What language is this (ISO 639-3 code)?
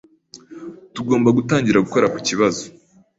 kin